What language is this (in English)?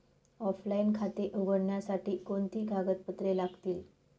Marathi